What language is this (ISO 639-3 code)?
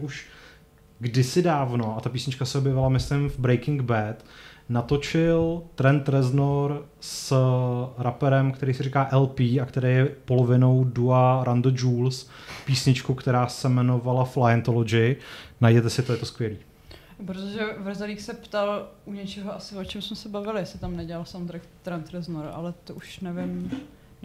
ces